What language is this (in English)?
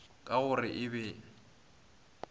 Northern Sotho